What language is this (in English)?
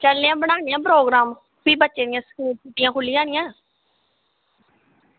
Dogri